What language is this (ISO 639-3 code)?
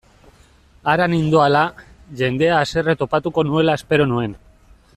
eus